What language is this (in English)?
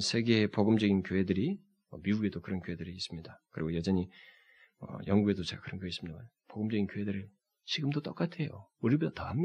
Korean